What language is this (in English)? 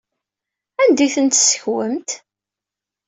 Kabyle